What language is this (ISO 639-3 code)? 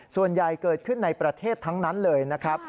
tha